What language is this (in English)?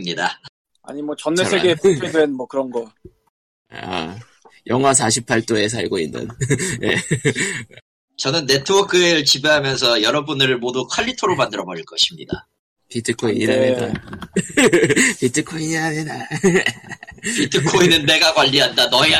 Korean